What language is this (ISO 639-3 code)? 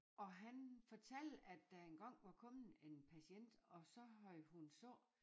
dan